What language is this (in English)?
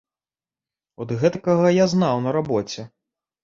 Belarusian